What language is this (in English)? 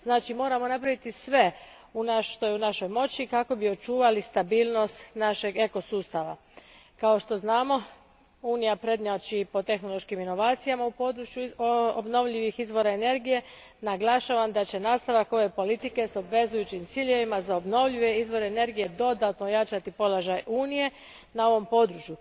Croatian